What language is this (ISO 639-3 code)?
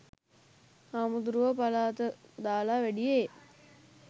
sin